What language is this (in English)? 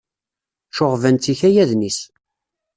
Kabyle